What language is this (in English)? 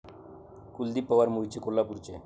Marathi